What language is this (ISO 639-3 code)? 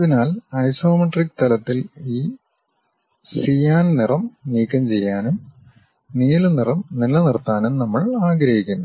mal